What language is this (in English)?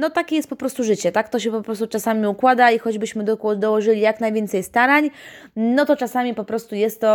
Polish